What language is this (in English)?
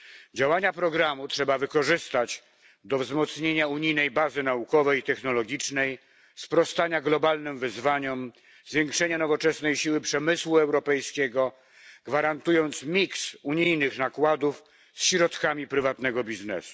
Polish